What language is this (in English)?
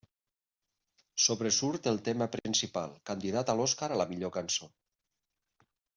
Catalan